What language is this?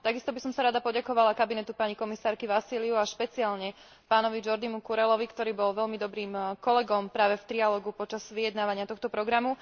Slovak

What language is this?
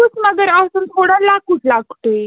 Kashmiri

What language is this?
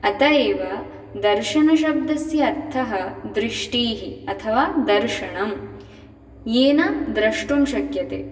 Sanskrit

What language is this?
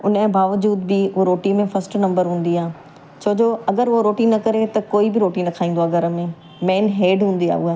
Sindhi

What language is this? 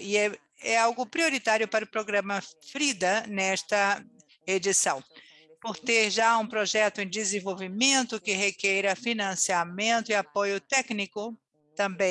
Portuguese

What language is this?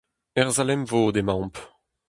Breton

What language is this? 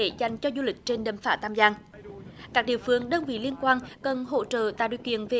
Vietnamese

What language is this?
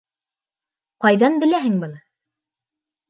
Bashkir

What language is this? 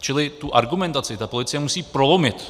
Czech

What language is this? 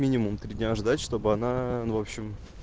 Russian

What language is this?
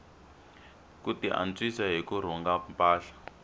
Tsonga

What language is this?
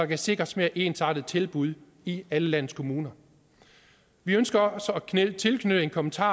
Danish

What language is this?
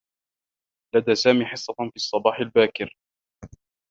Arabic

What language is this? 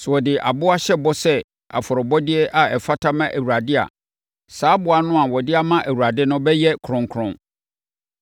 Akan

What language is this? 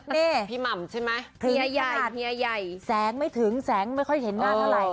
Thai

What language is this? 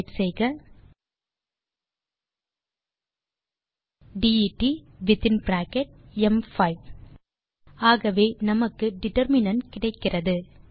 Tamil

